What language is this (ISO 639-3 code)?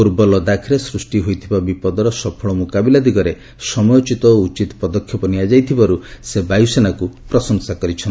ori